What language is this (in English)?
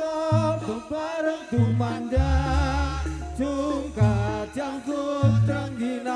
Arabic